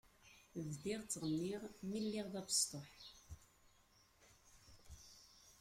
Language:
Kabyle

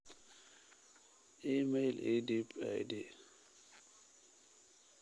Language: Somali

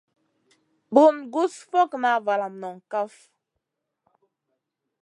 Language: Masana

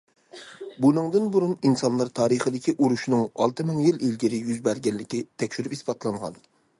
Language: Uyghur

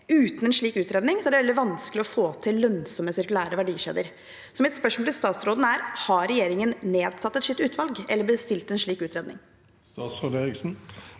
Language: Norwegian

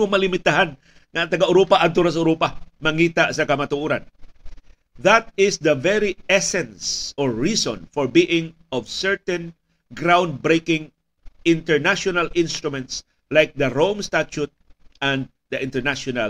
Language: Filipino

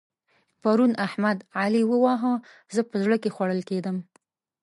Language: Pashto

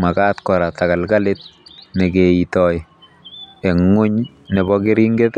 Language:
Kalenjin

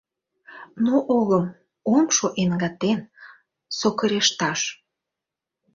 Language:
Mari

